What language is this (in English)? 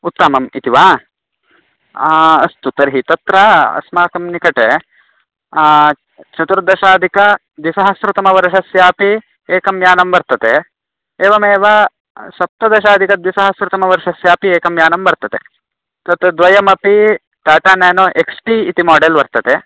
Sanskrit